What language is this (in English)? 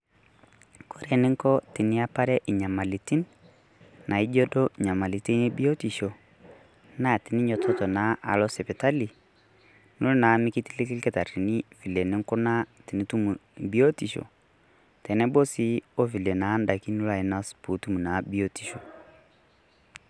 Masai